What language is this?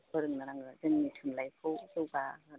Bodo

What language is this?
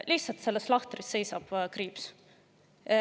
Estonian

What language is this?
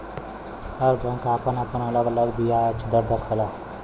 Bhojpuri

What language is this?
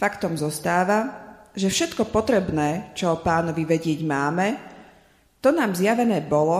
Slovak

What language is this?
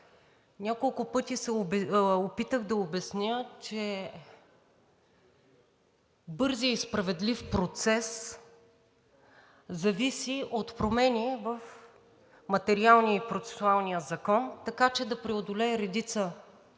Bulgarian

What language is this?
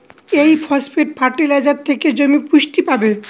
Bangla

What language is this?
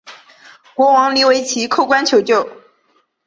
Chinese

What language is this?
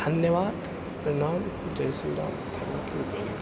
Maithili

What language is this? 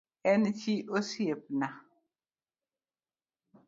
Luo (Kenya and Tanzania)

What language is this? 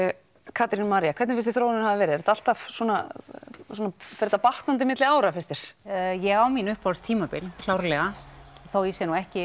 Icelandic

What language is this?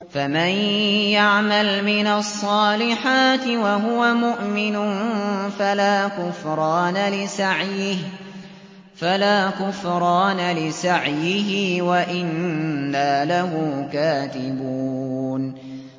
Arabic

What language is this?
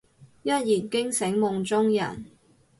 Cantonese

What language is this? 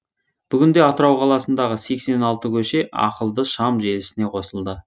Kazakh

